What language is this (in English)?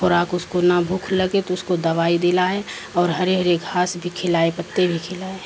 Urdu